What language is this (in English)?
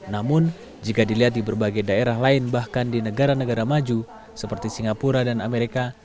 Indonesian